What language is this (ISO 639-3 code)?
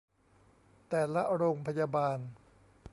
tha